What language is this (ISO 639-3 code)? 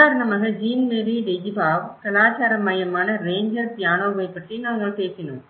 tam